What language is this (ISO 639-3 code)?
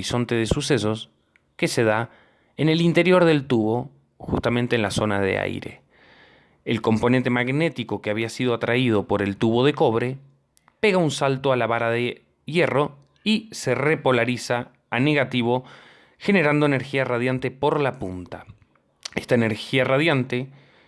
spa